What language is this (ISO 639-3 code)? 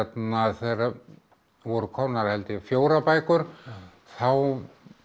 isl